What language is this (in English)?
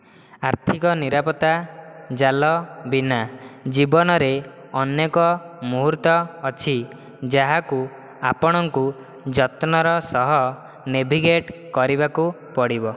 Odia